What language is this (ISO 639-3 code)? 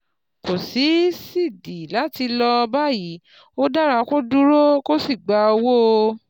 yor